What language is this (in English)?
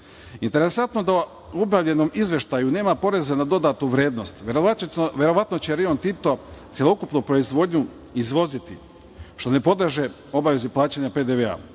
Serbian